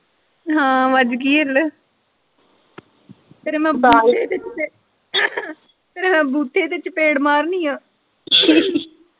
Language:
Punjabi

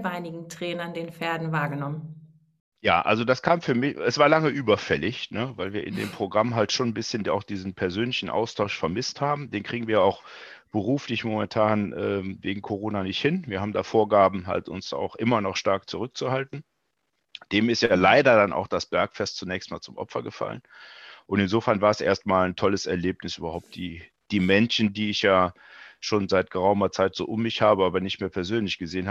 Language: German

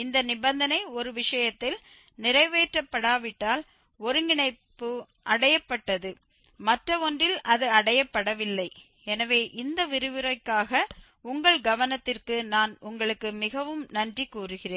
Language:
Tamil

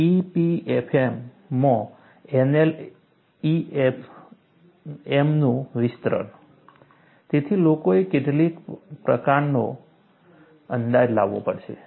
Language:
Gujarati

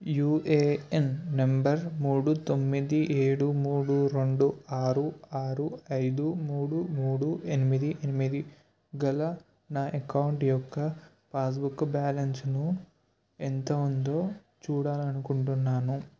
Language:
Telugu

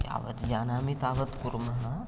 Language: Sanskrit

